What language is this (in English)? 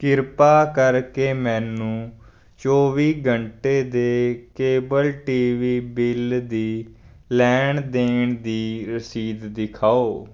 Punjabi